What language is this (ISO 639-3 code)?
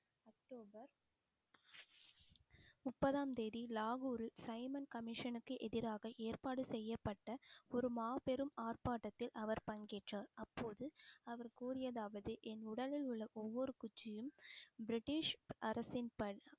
tam